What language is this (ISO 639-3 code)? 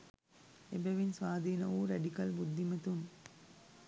sin